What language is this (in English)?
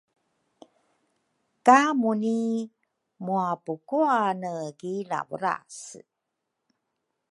Rukai